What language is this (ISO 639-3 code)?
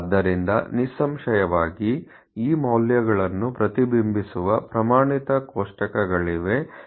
kan